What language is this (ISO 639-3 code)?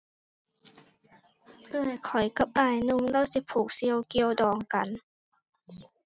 tha